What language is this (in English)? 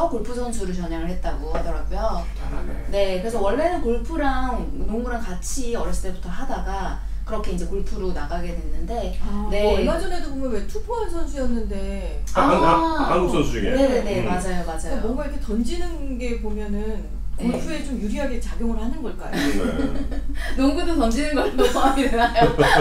Korean